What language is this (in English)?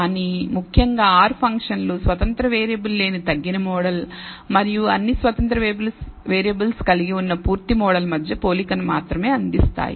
Telugu